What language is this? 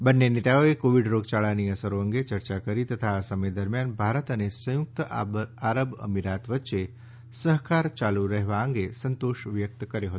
Gujarati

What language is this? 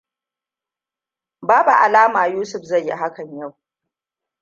Hausa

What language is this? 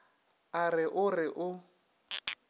Northern Sotho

